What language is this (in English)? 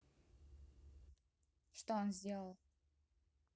Russian